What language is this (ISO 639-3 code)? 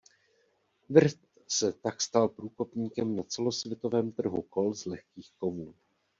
ces